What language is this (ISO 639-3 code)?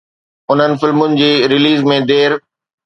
snd